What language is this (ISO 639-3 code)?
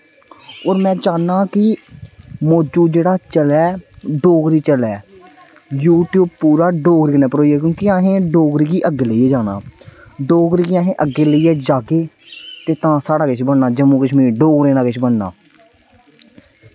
doi